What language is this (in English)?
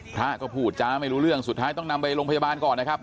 Thai